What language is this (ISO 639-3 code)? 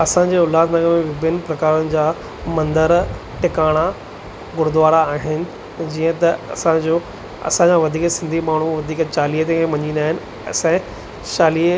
snd